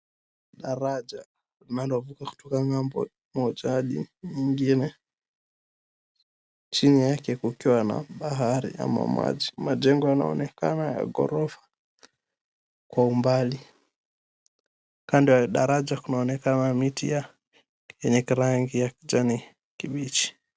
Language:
Swahili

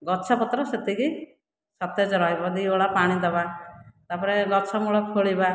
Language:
Odia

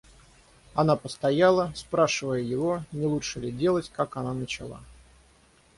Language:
Russian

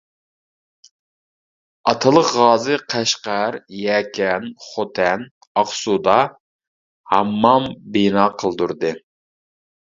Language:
Uyghur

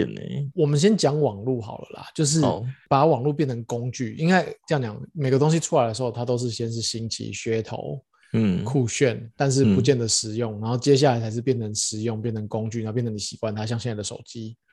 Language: Chinese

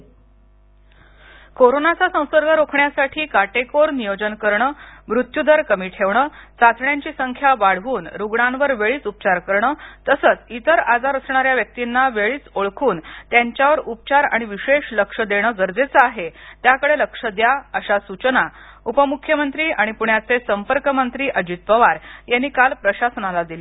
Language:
Marathi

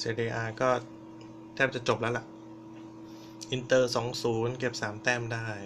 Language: Thai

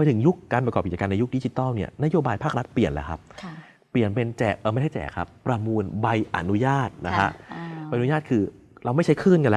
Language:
Thai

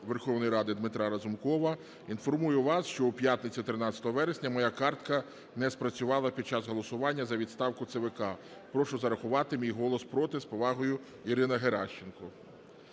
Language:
Ukrainian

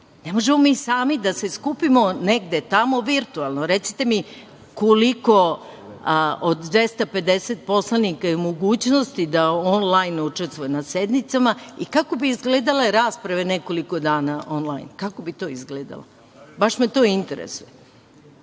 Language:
Serbian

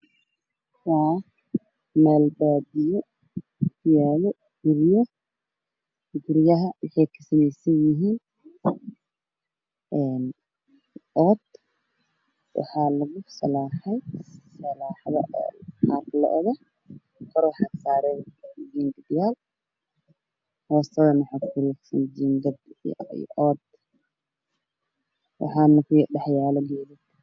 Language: Somali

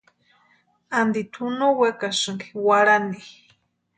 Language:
Western Highland Purepecha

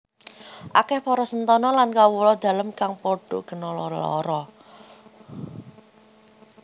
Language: Javanese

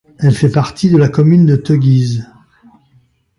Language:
French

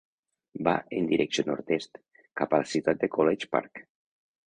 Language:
Catalan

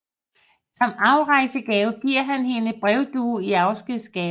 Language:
Danish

